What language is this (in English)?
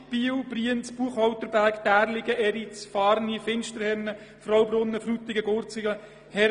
Swiss German